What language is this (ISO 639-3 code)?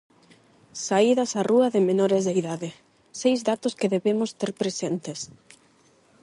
glg